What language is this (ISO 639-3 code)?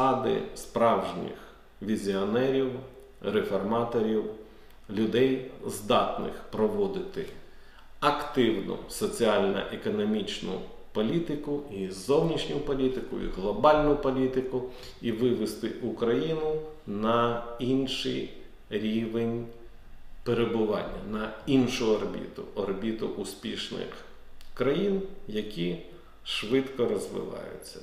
ukr